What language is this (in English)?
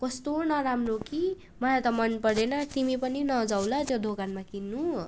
Nepali